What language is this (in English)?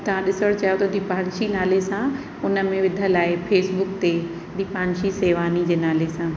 Sindhi